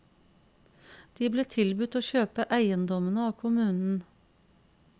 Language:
Norwegian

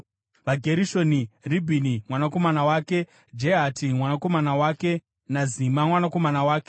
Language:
Shona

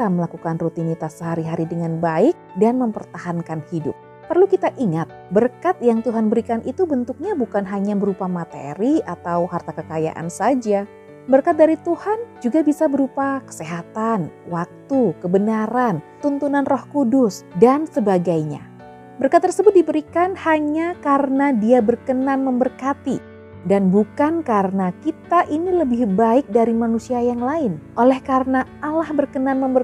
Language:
Indonesian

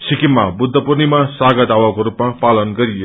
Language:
Nepali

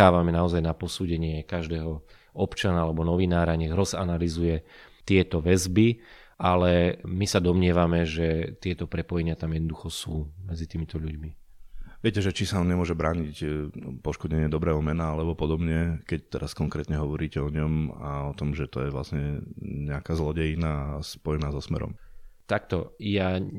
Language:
Slovak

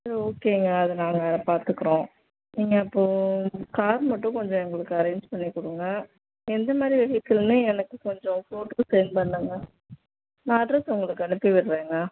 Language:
Tamil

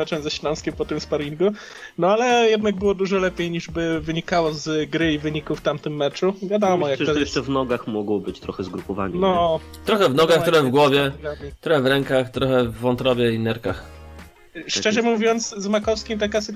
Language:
Polish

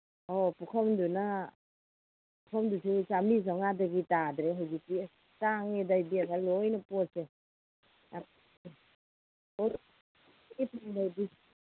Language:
Manipuri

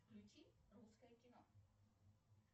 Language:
Russian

